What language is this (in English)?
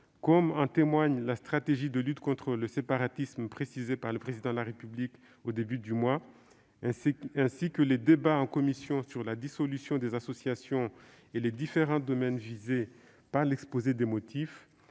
French